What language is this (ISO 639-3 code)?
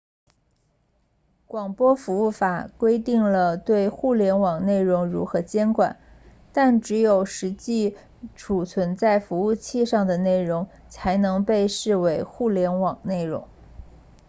zho